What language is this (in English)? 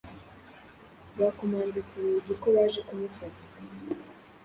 Kinyarwanda